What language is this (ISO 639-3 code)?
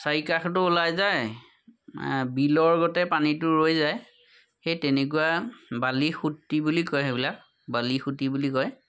asm